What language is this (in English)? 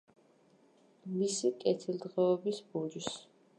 Georgian